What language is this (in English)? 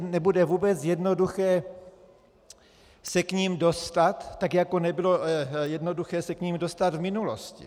Czech